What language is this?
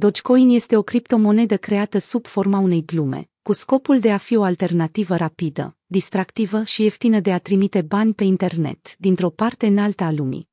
Romanian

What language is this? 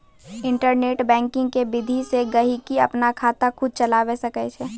Maithili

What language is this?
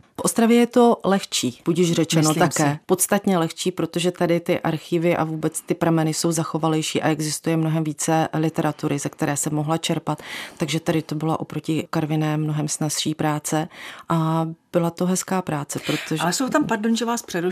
Czech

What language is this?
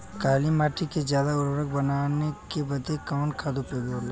Bhojpuri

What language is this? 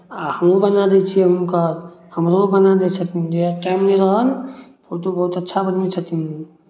Maithili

